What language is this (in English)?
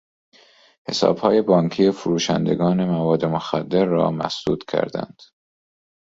Persian